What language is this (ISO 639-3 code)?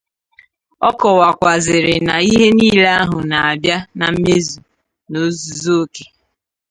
ibo